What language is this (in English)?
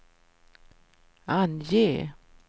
Swedish